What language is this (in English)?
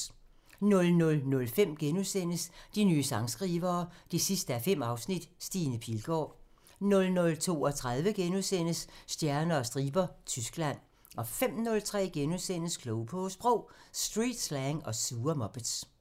Danish